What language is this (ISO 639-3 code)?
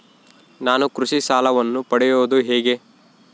kan